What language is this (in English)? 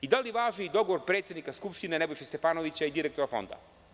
Serbian